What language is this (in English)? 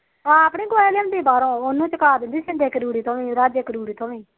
Punjabi